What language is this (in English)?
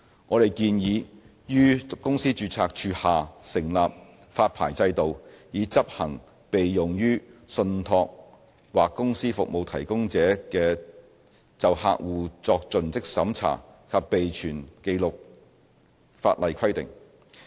Cantonese